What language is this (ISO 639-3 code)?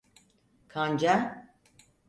tur